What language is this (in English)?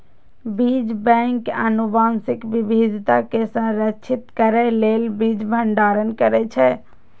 Maithili